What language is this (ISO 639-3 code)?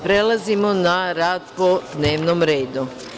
srp